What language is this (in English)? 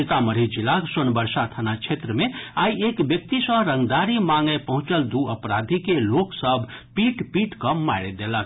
Maithili